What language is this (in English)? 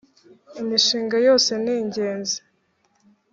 Kinyarwanda